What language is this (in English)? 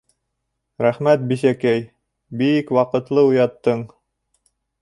Bashkir